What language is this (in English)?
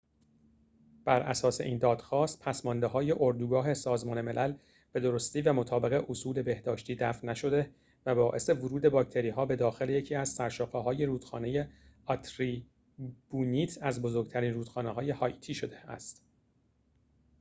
Persian